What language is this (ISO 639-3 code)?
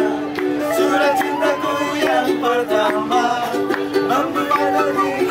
por